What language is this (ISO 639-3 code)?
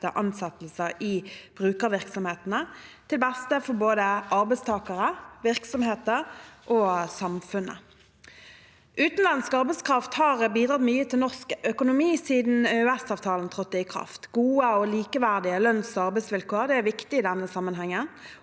nor